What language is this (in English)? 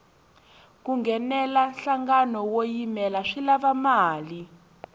Tsonga